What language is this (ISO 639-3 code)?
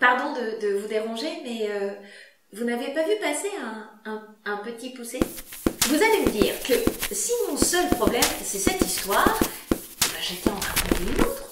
fra